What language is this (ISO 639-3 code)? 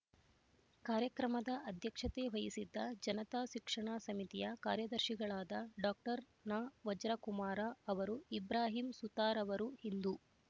kan